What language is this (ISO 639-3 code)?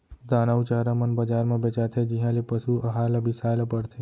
hne